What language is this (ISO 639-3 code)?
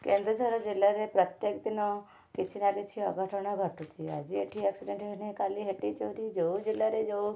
ori